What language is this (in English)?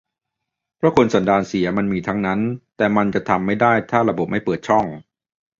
Thai